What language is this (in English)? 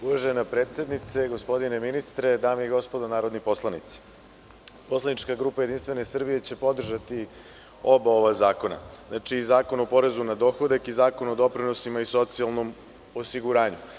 Serbian